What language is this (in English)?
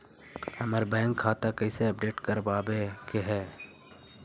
Magahi